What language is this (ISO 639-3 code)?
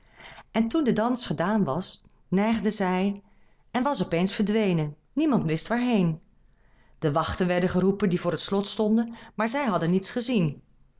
nld